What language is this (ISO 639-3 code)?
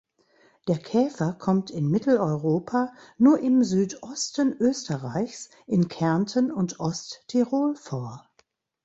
deu